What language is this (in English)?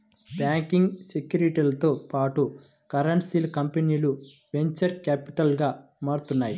Telugu